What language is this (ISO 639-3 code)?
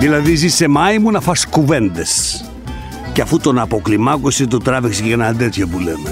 ell